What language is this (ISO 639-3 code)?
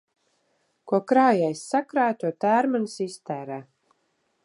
lav